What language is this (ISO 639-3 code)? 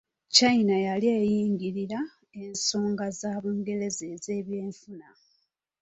lug